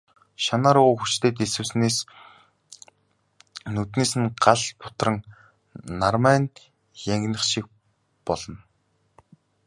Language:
Mongolian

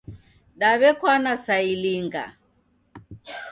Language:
Taita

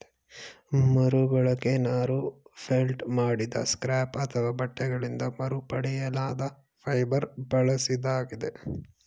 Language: Kannada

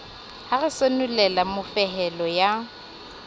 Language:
Southern Sotho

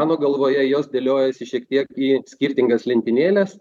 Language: Lithuanian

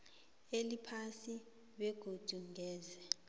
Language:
South Ndebele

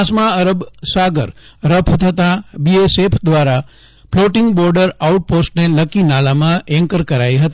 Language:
Gujarati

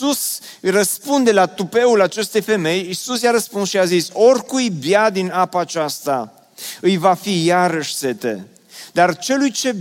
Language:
Romanian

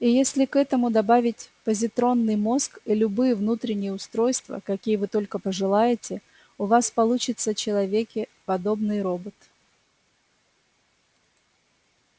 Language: Russian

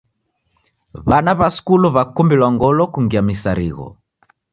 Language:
Taita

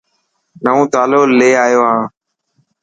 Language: Dhatki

